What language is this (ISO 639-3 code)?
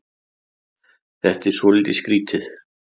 isl